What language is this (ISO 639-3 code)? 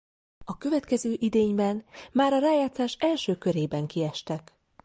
hun